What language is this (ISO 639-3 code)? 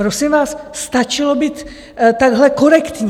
ces